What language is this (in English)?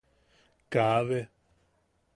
Yaqui